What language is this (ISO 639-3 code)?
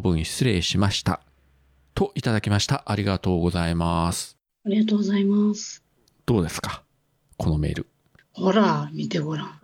jpn